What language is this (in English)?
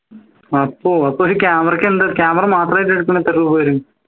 Malayalam